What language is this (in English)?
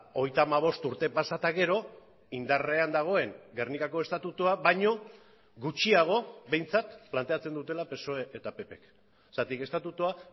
Basque